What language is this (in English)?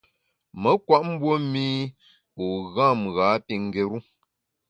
Bamun